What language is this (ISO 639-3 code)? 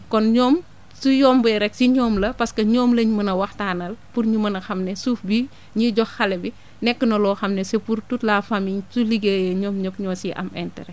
wol